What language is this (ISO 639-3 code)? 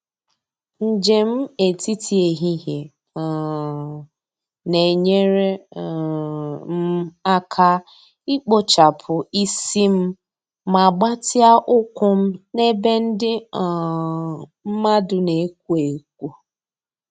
ibo